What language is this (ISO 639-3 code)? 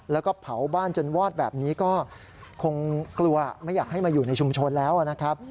tha